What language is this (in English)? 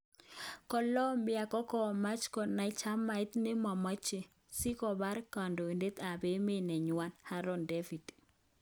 Kalenjin